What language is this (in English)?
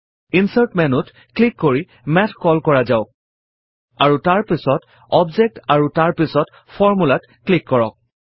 Assamese